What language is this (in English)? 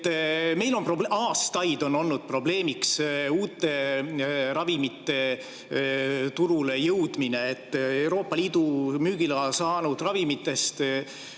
Estonian